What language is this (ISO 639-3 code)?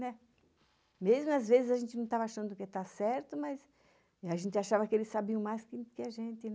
por